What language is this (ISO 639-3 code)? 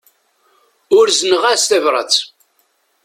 kab